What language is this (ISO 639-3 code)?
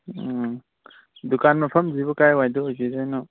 mni